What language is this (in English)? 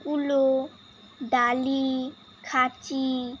Bangla